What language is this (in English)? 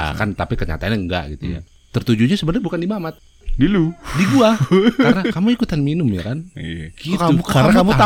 Indonesian